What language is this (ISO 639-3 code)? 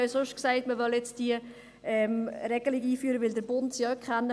gsw